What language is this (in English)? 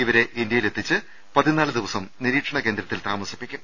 Malayalam